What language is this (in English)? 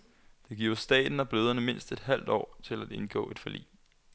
Danish